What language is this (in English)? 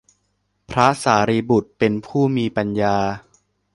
Thai